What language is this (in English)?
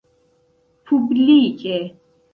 Esperanto